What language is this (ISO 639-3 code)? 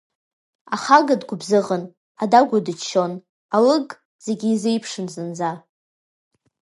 abk